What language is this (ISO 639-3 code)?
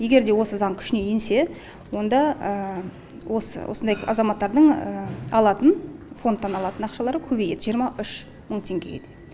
kaz